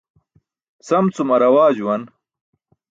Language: Burushaski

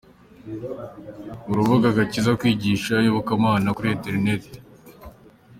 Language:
Kinyarwanda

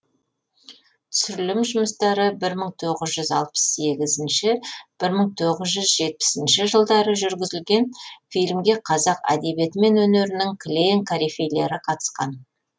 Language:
Kazakh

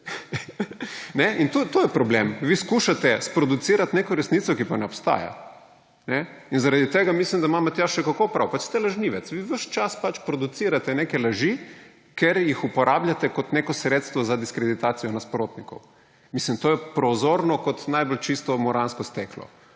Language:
Slovenian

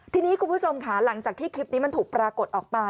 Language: Thai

